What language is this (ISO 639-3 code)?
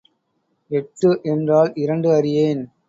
tam